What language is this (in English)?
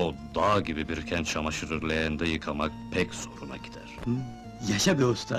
Turkish